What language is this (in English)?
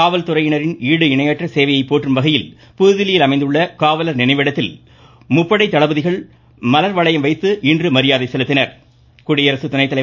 Tamil